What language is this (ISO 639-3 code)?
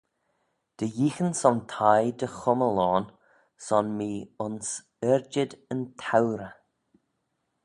glv